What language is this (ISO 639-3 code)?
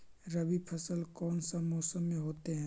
mag